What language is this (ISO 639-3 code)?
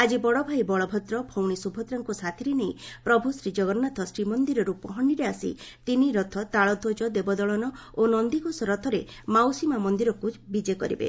ori